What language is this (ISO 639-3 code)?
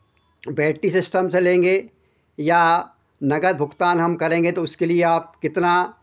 hin